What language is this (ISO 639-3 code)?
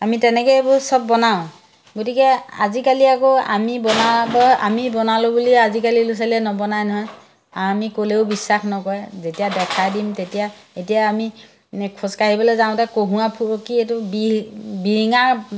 asm